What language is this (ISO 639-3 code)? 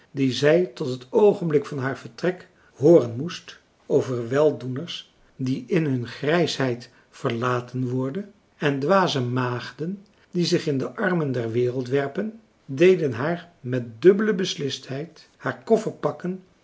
nld